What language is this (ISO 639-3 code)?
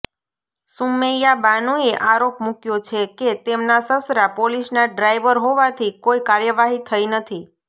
guj